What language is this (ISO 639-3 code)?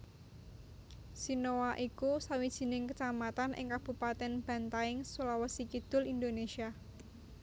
jav